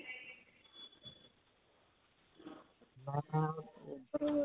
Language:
Punjabi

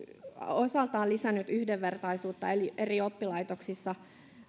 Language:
Finnish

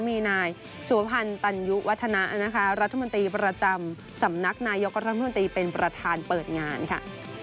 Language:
Thai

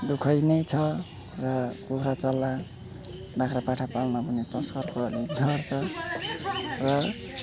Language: Nepali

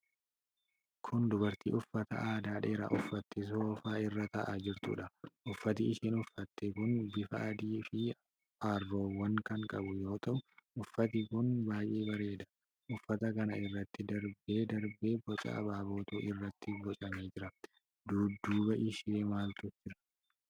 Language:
Oromo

